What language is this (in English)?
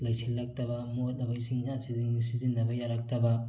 Manipuri